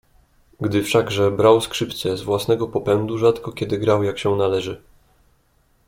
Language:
Polish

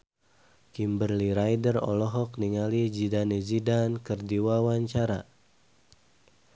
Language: Sundanese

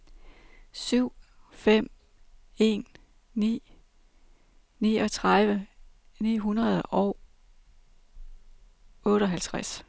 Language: Danish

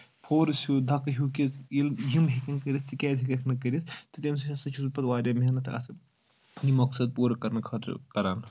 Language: Kashmiri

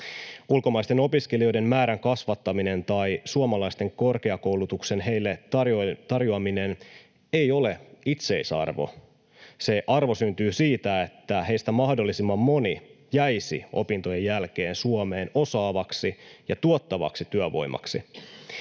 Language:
Finnish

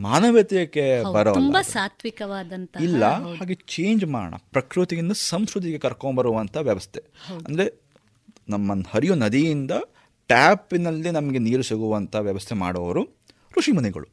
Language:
Kannada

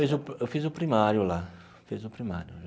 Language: Portuguese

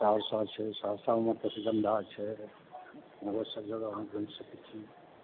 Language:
Maithili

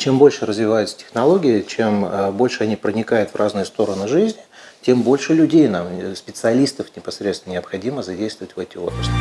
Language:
Russian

